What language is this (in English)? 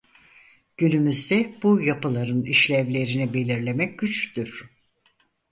Turkish